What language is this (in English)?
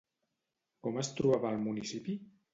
Catalan